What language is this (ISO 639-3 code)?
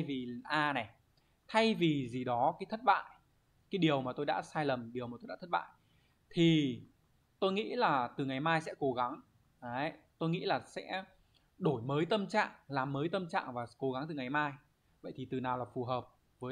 vie